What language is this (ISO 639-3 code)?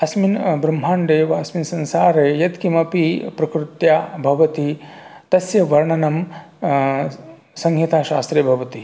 san